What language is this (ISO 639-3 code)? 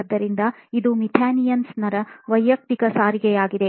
kan